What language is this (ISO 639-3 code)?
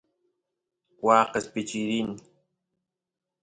qus